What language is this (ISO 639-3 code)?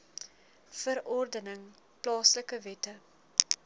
afr